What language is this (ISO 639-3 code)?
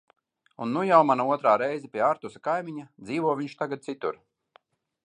lav